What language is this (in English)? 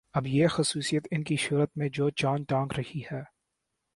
Urdu